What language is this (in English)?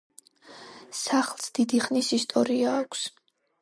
Georgian